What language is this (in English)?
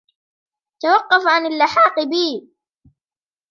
Arabic